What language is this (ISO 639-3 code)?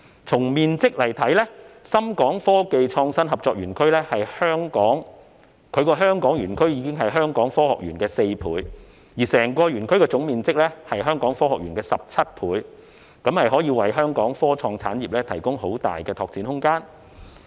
yue